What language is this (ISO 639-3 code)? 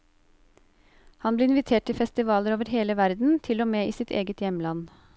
nor